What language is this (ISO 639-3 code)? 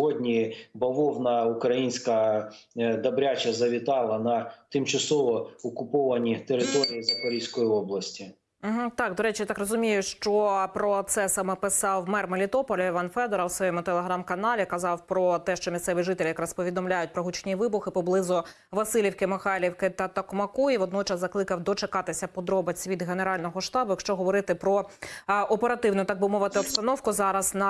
ukr